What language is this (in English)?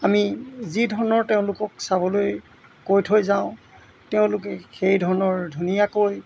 Assamese